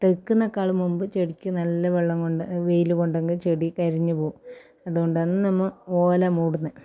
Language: Malayalam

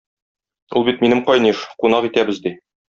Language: Tatar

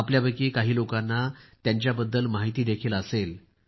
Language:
Marathi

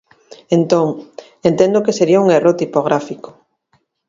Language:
Galician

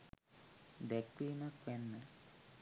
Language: Sinhala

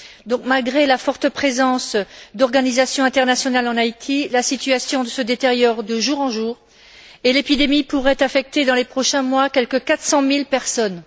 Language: French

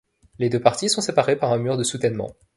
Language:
French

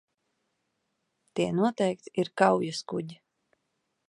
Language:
Latvian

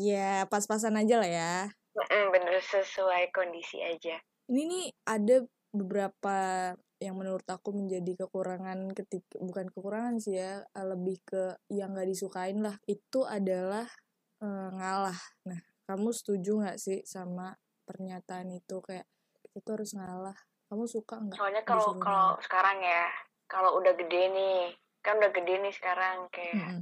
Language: Indonesian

